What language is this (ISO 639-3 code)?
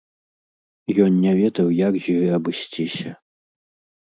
bel